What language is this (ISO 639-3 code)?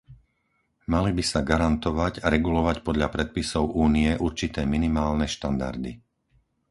slk